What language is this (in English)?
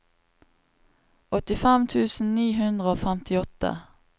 Norwegian